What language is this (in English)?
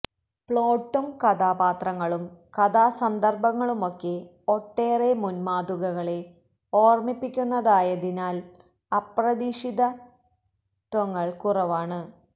Malayalam